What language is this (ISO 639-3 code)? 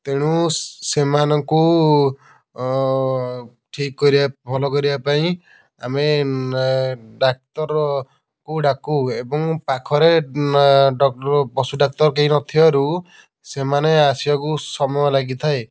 ori